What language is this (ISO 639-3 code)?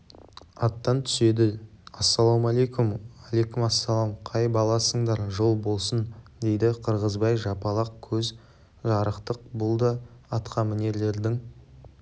kaz